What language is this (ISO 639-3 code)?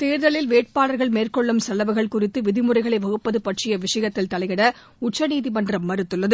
tam